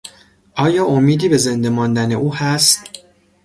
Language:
Persian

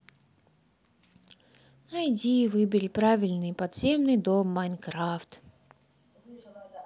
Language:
Russian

